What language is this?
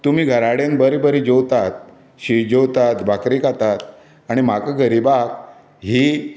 Konkani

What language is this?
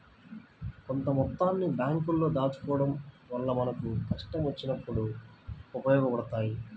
Telugu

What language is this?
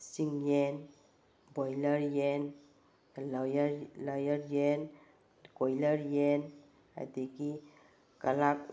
Manipuri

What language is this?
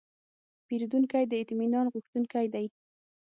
Pashto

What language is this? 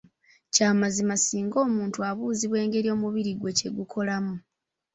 Ganda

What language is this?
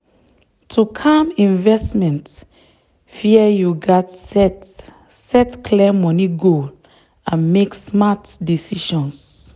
Nigerian Pidgin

